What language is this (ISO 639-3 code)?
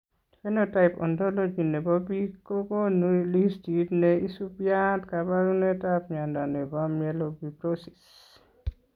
kln